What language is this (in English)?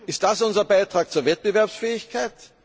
German